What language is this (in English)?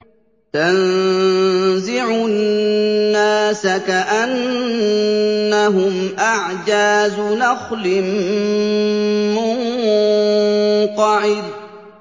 Arabic